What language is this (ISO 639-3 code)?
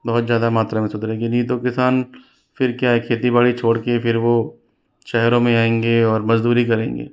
hin